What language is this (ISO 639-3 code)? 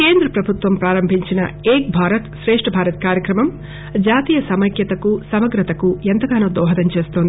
tel